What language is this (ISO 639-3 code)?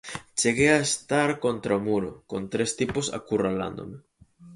glg